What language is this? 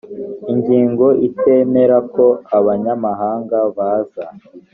Kinyarwanda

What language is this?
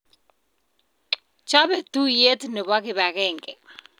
Kalenjin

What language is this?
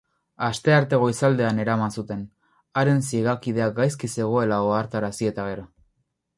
Basque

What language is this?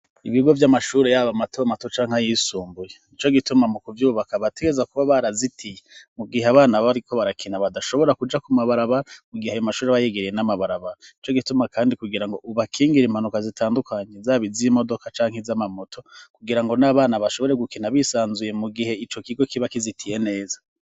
Rundi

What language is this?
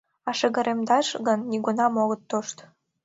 Mari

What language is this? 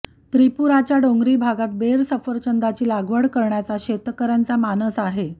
Marathi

